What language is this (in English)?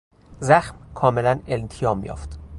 Persian